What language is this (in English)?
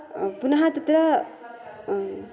Sanskrit